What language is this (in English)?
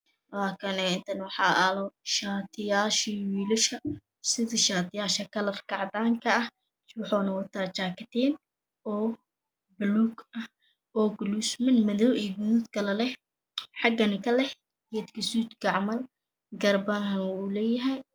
Somali